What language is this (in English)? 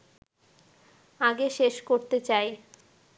Bangla